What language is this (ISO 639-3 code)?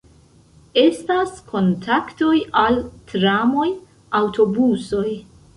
epo